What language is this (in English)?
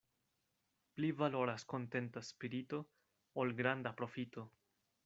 Esperanto